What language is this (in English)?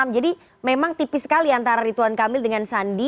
Indonesian